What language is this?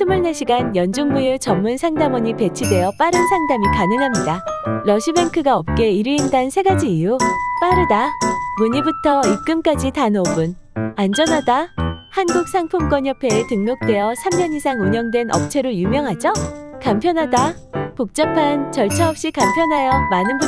Korean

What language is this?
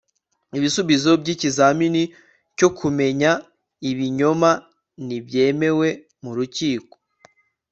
Kinyarwanda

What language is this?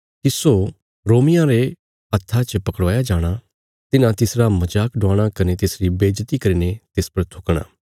Bilaspuri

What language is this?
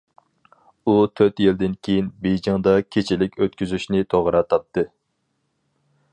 Uyghur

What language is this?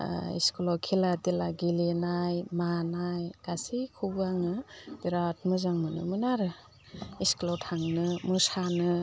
Bodo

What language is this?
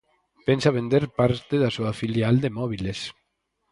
Galician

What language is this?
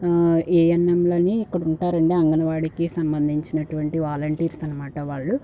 Telugu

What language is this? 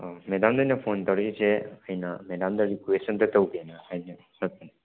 Manipuri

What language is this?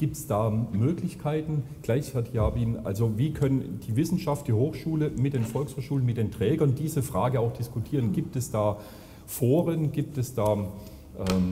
German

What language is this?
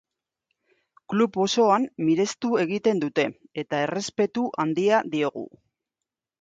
Basque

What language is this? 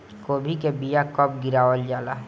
Bhojpuri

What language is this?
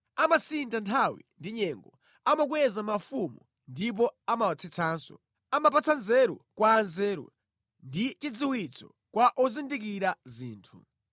Nyanja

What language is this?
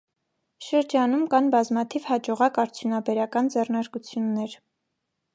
Armenian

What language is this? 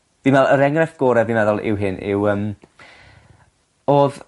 Welsh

